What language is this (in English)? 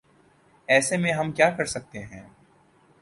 Urdu